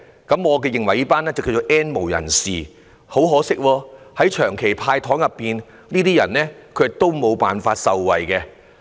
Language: Cantonese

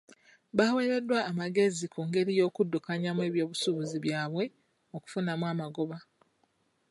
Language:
Ganda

